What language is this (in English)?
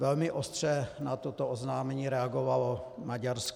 Czech